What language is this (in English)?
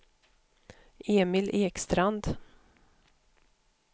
Swedish